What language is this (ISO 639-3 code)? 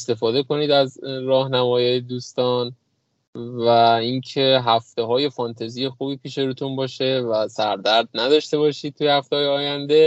fas